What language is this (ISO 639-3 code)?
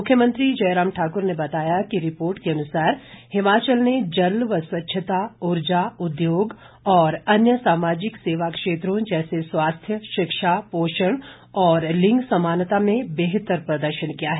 hin